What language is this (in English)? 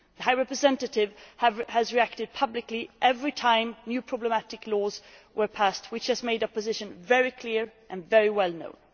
English